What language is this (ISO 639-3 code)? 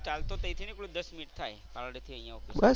guj